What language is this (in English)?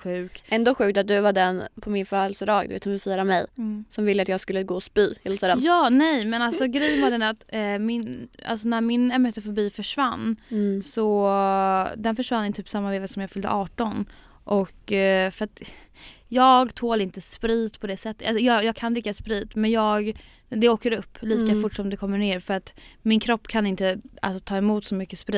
Swedish